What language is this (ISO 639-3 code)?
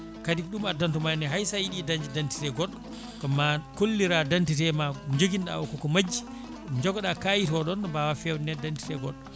ful